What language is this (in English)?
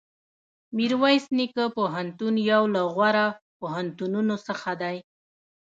Pashto